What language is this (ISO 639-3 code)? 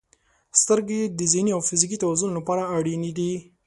pus